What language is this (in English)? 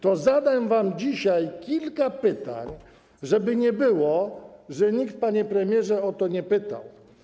Polish